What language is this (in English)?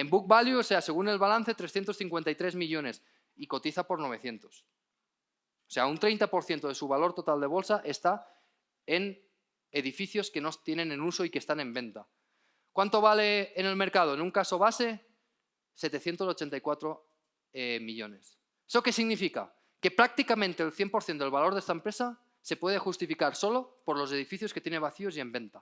Spanish